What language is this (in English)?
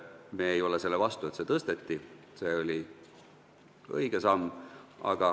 Estonian